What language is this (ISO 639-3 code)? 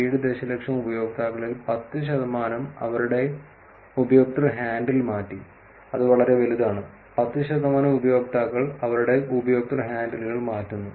mal